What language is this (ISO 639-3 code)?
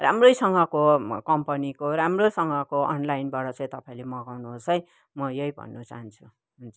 nep